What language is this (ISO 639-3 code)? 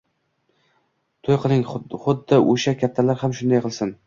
uzb